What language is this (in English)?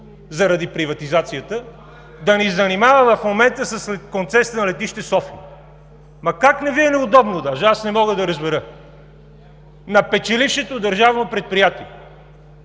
Bulgarian